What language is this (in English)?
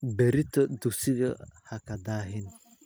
Somali